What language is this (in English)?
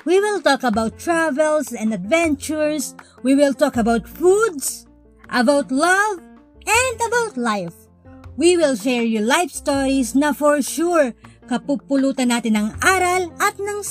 Filipino